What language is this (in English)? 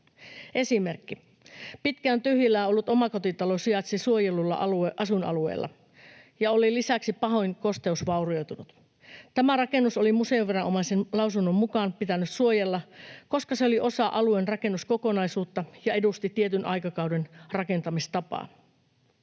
Finnish